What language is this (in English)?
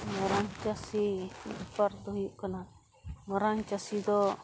Santali